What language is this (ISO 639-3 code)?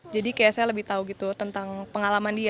ind